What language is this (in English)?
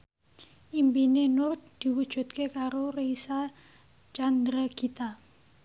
Javanese